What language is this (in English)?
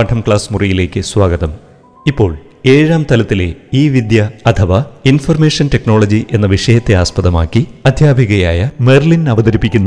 Malayalam